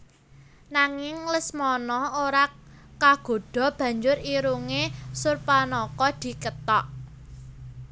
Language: Javanese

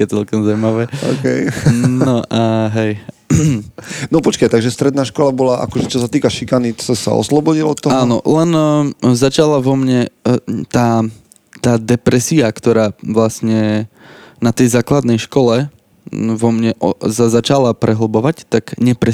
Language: Slovak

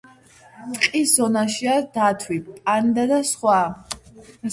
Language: Georgian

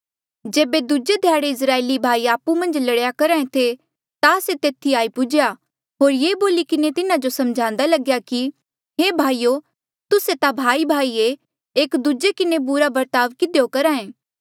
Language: Mandeali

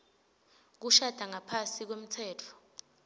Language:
Swati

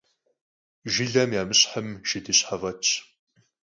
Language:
Kabardian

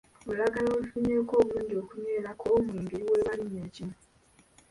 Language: Ganda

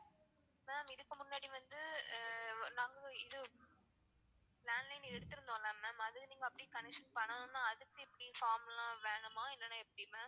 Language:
Tamil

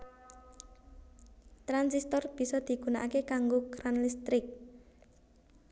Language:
Javanese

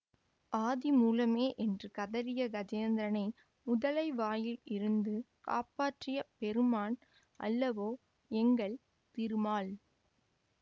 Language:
Tamil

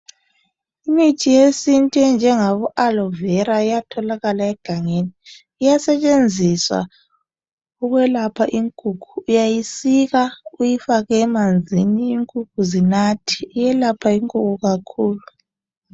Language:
North Ndebele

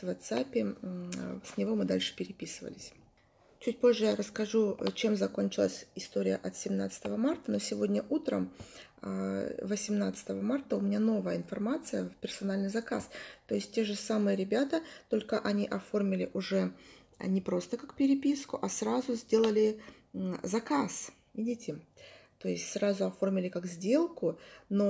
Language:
Russian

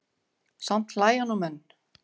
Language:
Icelandic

